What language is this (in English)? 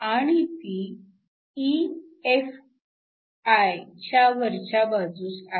Marathi